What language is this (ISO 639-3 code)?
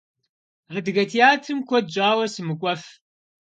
kbd